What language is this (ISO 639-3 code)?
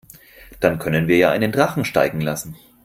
deu